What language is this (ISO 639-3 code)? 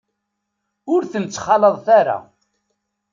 kab